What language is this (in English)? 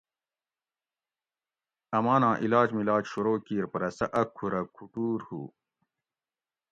Gawri